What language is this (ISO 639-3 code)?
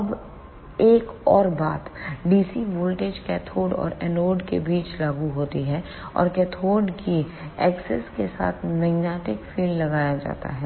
hin